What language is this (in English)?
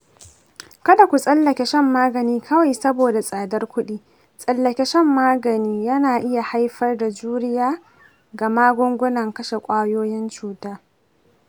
Hausa